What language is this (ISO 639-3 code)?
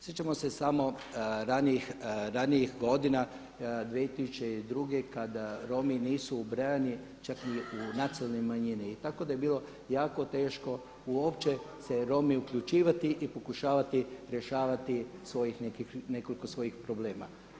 hrv